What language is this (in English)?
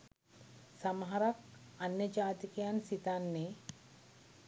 Sinhala